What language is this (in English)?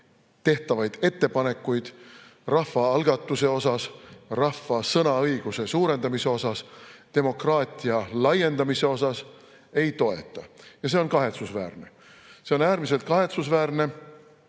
Estonian